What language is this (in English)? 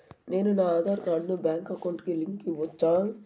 Telugu